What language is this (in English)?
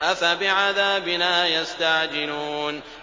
Arabic